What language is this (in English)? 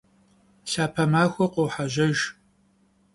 Kabardian